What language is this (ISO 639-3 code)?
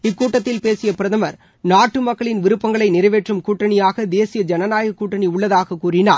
tam